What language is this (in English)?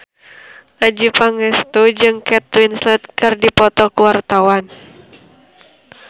Sundanese